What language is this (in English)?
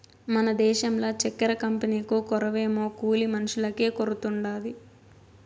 Telugu